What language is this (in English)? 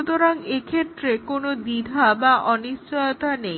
Bangla